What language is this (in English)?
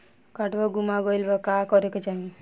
Bhojpuri